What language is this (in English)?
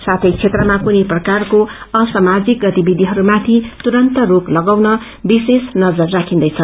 Nepali